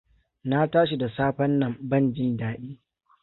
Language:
Hausa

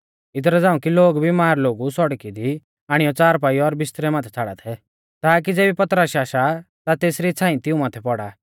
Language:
Mahasu Pahari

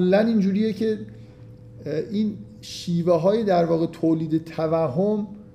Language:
Persian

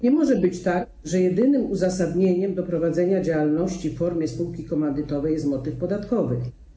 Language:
Polish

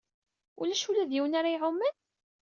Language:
Kabyle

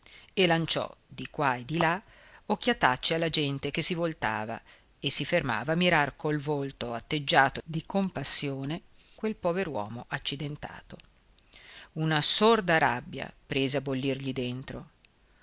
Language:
Italian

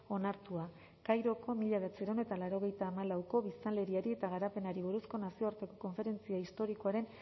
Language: Basque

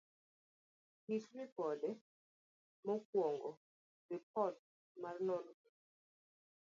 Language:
Luo (Kenya and Tanzania)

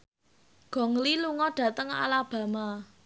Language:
Javanese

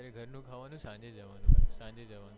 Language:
Gujarati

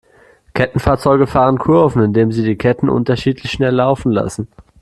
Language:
German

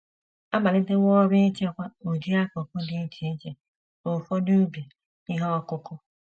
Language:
Igbo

